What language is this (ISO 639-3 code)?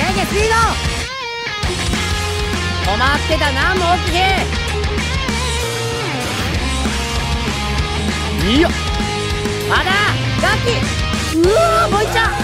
tha